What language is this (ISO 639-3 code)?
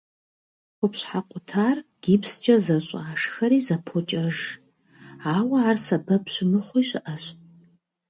kbd